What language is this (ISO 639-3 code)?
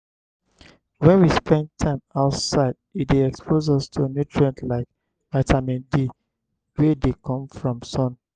pcm